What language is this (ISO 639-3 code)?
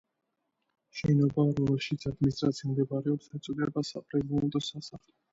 kat